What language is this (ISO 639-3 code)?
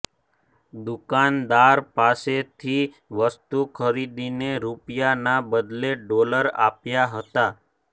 guj